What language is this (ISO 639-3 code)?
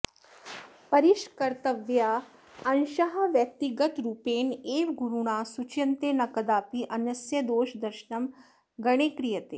san